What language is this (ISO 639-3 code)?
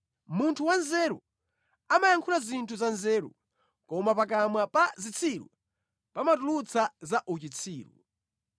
nya